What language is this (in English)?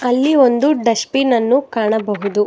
Kannada